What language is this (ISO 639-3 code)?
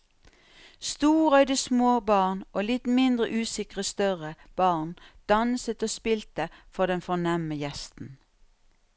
nor